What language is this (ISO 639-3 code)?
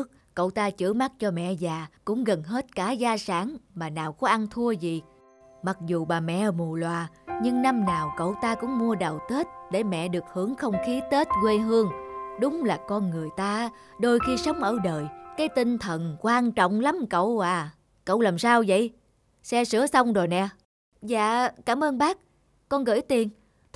vie